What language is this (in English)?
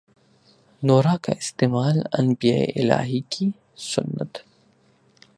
Urdu